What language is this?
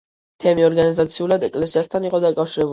Georgian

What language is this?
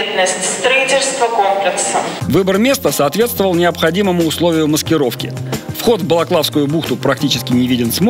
Russian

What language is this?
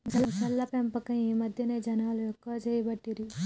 Telugu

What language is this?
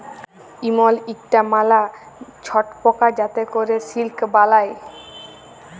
Bangla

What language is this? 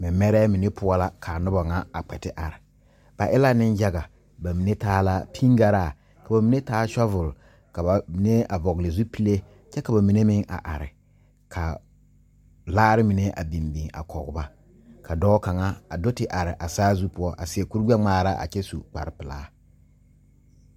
Southern Dagaare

